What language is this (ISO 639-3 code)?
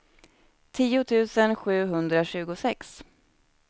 swe